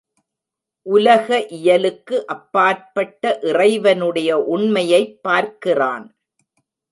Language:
Tamil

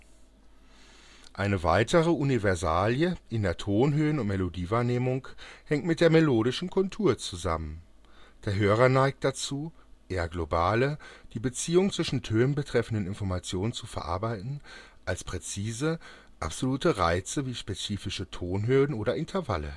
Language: German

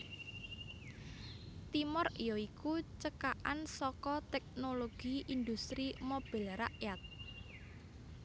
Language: Javanese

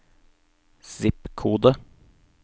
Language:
Norwegian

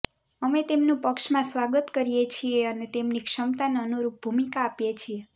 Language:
Gujarati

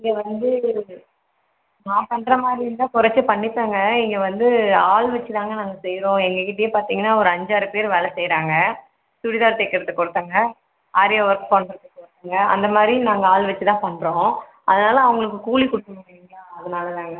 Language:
Tamil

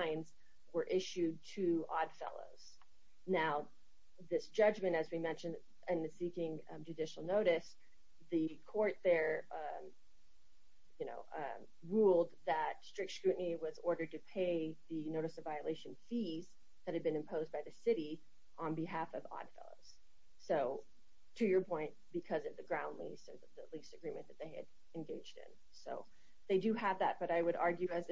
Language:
English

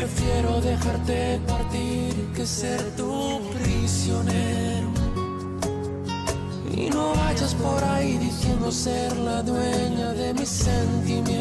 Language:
Portuguese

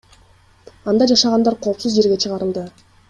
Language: Kyrgyz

